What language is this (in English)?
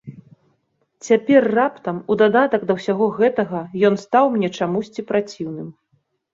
Belarusian